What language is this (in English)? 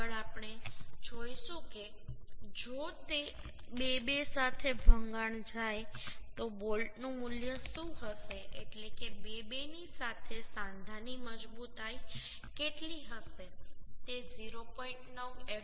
Gujarati